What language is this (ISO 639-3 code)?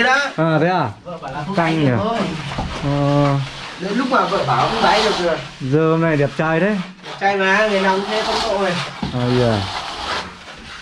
vie